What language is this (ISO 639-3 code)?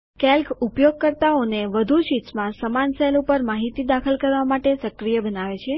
guj